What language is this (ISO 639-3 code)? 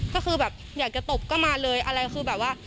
tha